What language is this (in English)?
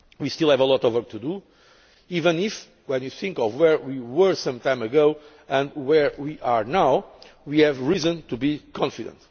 English